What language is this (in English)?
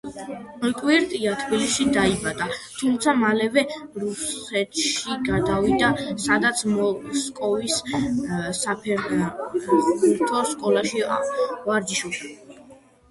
Georgian